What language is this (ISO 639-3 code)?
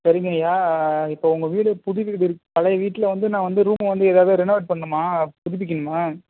tam